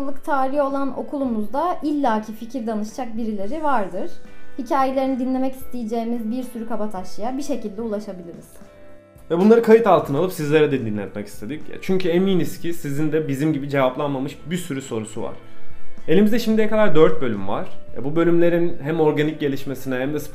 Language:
Turkish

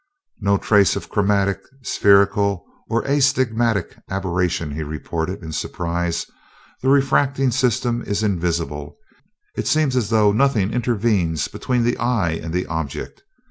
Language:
English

